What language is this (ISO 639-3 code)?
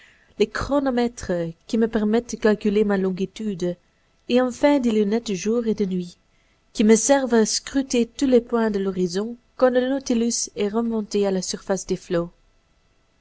fra